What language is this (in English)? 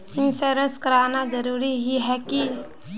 Magahi